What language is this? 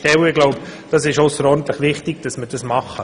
Swiss German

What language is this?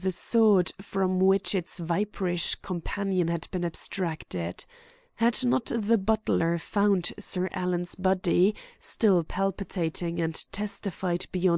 English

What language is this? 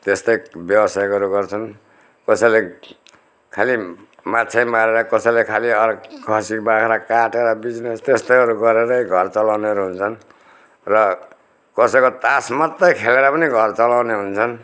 Nepali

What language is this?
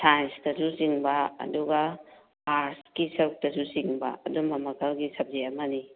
Manipuri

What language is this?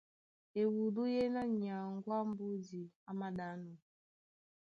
Duala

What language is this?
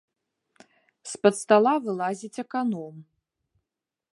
Belarusian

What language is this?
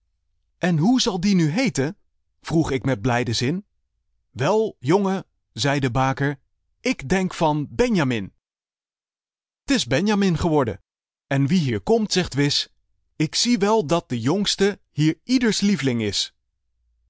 Dutch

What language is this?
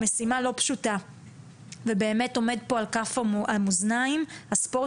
Hebrew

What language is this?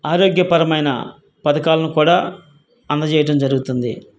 Telugu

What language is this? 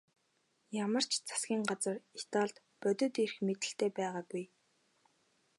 Mongolian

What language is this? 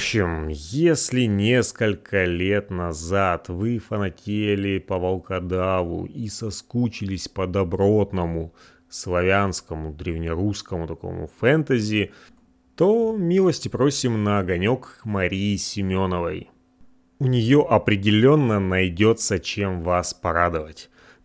Russian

